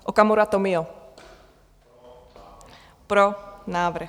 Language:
Czech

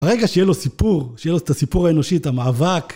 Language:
Hebrew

